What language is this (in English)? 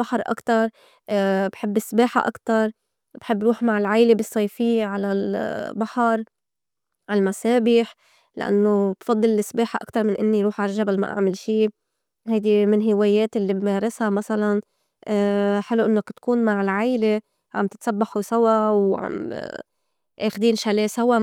North Levantine Arabic